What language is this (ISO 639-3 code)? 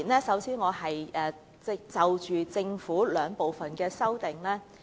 yue